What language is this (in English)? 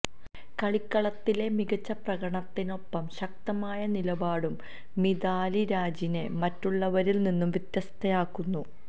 Malayalam